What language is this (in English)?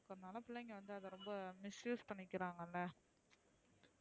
Tamil